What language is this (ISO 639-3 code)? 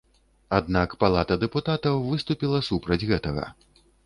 bel